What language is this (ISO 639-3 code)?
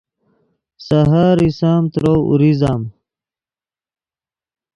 ydg